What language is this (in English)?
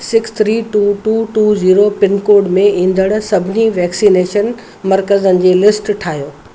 Sindhi